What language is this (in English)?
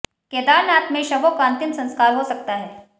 Hindi